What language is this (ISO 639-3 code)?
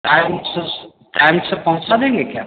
hin